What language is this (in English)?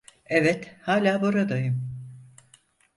Turkish